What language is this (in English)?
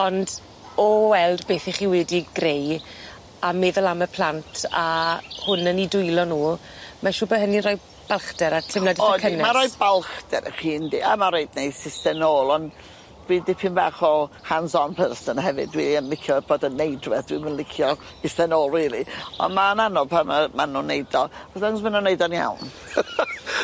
Welsh